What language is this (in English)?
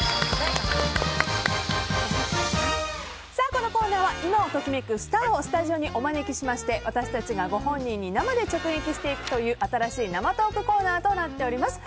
Japanese